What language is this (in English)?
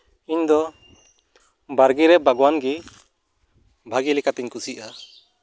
Santali